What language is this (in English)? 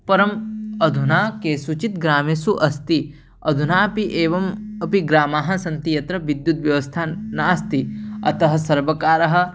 Sanskrit